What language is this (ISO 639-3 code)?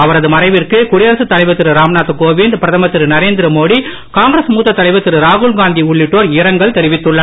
tam